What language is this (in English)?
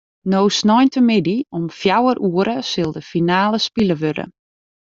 Western Frisian